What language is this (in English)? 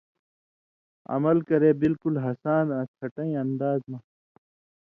Indus Kohistani